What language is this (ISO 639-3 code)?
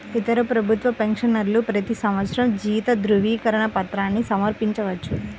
tel